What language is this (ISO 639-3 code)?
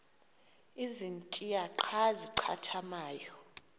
xho